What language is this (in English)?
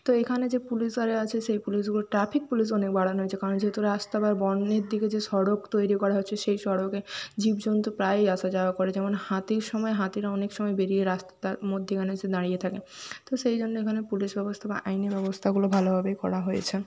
Bangla